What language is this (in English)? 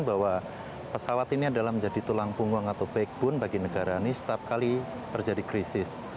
Indonesian